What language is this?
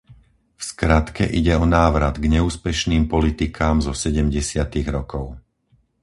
Slovak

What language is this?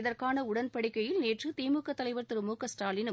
Tamil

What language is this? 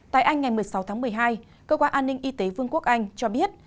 Vietnamese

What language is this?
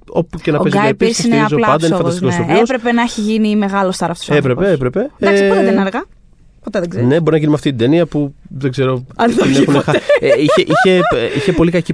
Greek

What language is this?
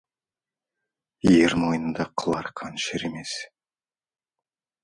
Kazakh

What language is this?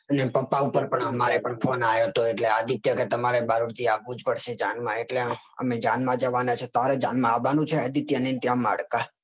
Gujarati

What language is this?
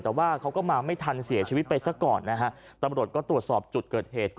Thai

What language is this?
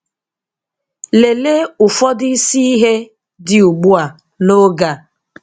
Igbo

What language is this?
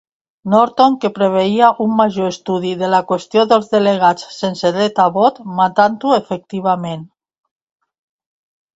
Catalan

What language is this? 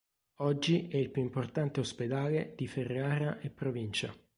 Italian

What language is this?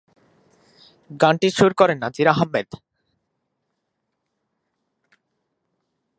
Bangla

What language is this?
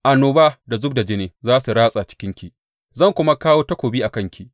Hausa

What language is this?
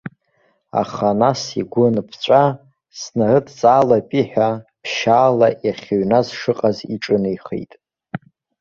Abkhazian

